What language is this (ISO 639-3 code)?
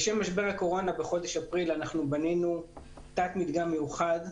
heb